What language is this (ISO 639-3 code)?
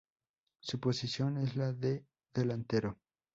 spa